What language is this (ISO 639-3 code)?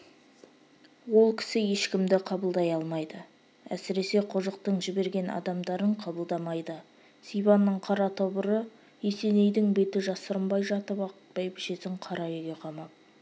kaz